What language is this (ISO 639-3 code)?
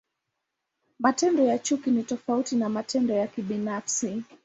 swa